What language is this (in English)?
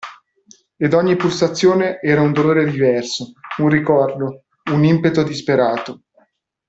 Italian